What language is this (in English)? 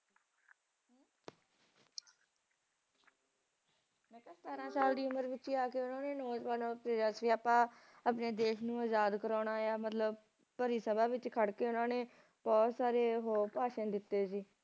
Punjabi